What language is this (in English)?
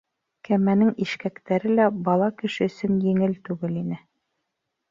Bashkir